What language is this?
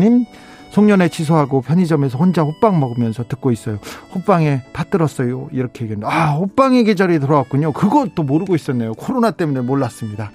Korean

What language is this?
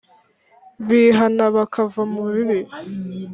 Kinyarwanda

